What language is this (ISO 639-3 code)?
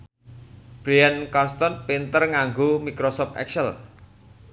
jav